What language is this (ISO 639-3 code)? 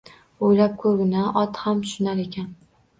uzb